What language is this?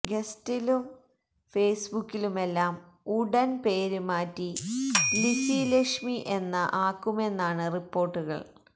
Malayalam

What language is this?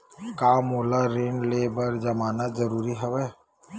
Chhattisgarhi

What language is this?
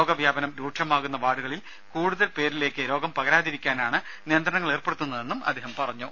Malayalam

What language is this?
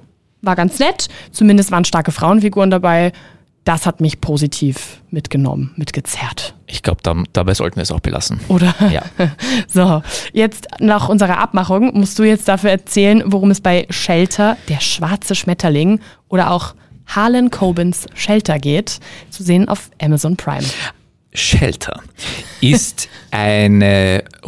German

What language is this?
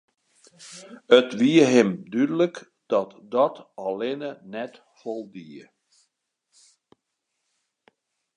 Western Frisian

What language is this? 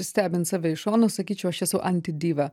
Lithuanian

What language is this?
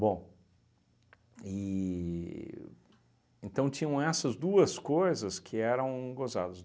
Portuguese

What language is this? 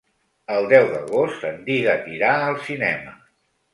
Catalan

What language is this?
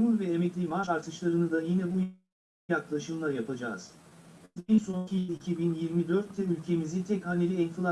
Turkish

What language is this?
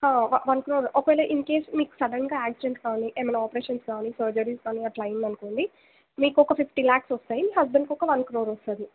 Telugu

